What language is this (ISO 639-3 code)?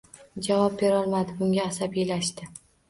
uzb